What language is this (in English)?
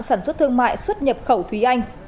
Vietnamese